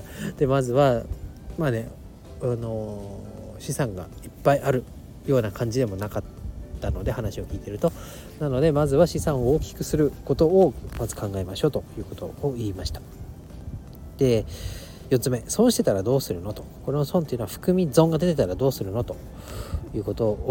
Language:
Japanese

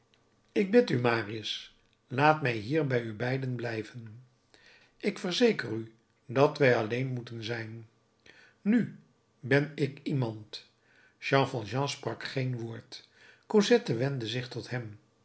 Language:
Dutch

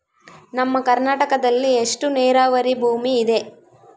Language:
Kannada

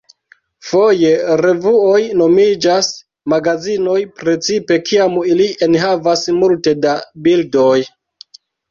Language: Esperanto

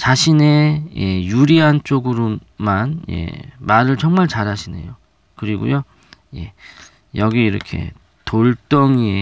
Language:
Korean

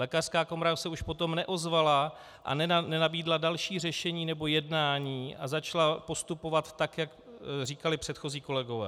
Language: Czech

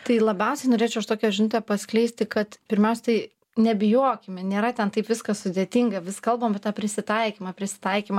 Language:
Lithuanian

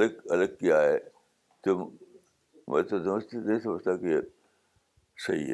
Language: Urdu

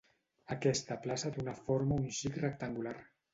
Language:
Catalan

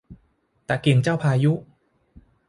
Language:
Thai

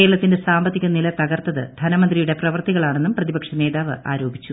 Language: Malayalam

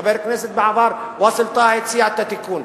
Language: Hebrew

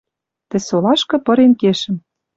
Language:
Western Mari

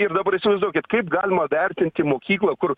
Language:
Lithuanian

